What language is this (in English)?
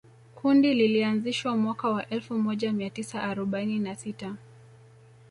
Swahili